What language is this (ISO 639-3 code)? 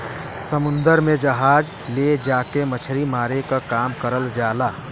bho